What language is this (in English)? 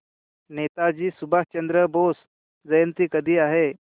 Marathi